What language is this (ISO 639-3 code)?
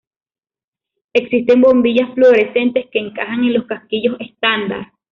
spa